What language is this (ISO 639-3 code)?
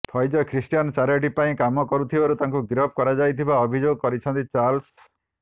ori